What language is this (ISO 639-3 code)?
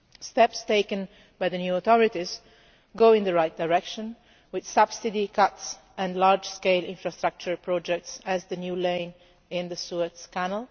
eng